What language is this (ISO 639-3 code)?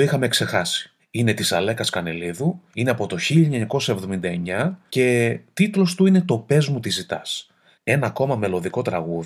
ell